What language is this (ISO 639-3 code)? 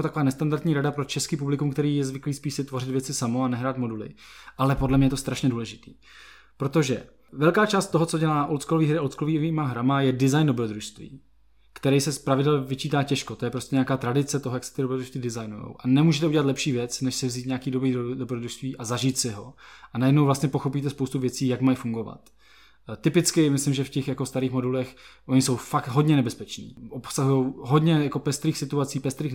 ces